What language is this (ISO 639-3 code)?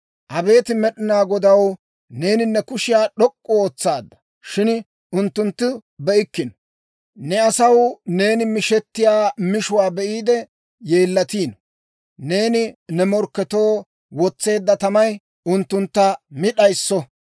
dwr